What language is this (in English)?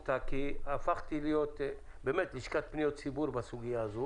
Hebrew